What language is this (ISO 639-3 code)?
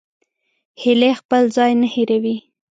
pus